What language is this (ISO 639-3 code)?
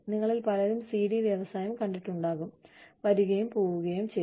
mal